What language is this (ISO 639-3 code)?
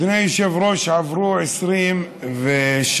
heb